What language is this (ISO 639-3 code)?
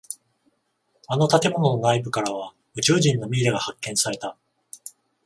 jpn